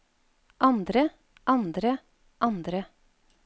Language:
Norwegian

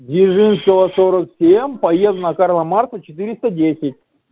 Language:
Russian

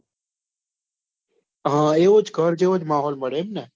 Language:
Gujarati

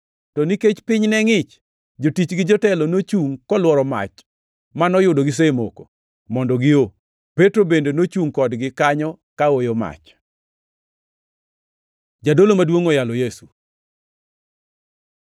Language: Luo (Kenya and Tanzania)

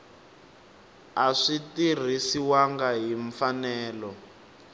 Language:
Tsonga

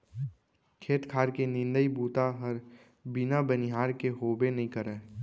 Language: Chhattisgarhi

